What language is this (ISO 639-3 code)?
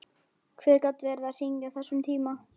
isl